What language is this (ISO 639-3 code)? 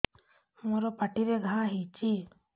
ori